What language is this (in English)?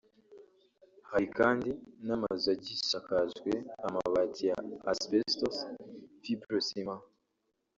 Kinyarwanda